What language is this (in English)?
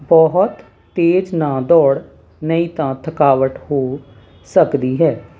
Punjabi